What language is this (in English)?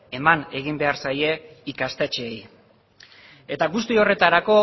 Basque